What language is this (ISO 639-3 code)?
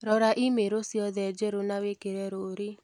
kik